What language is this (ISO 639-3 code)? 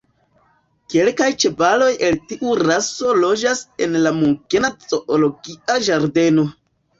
epo